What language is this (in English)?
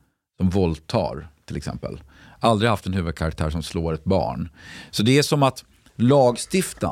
Swedish